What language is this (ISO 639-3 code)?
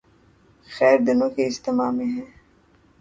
urd